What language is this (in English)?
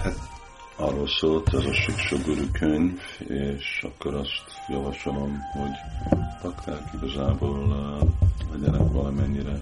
Hungarian